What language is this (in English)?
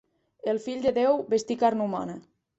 Catalan